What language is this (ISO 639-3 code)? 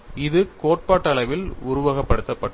tam